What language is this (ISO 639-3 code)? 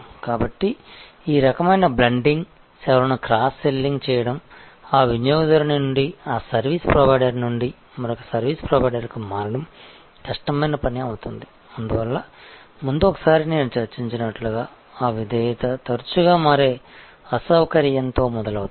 tel